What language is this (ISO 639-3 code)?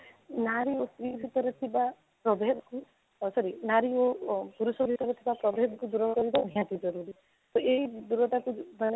ori